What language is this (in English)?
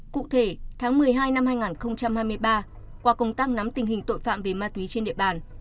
Vietnamese